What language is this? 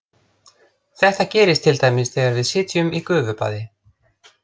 Icelandic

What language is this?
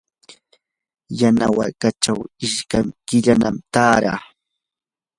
Yanahuanca Pasco Quechua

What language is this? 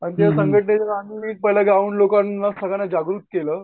Marathi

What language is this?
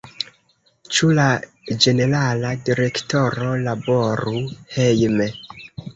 Esperanto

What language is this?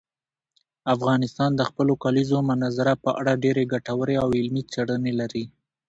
Pashto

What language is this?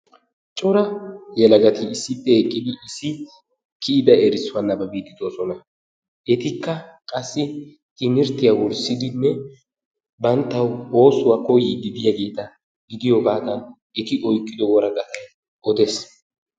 Wolaytta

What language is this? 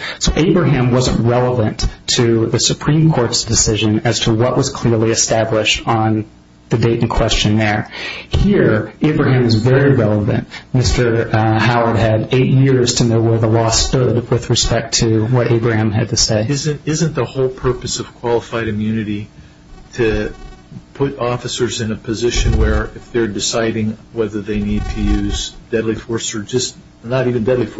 English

